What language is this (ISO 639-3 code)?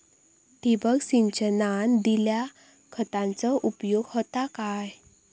mar